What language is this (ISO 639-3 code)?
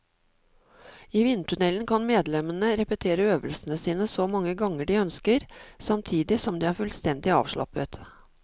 nor